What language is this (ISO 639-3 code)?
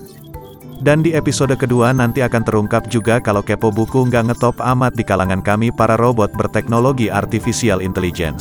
ind